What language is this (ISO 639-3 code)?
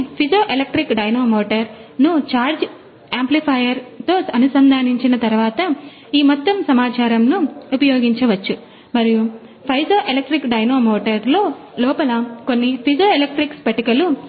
tel